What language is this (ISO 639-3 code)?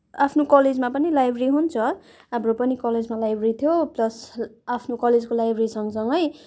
nep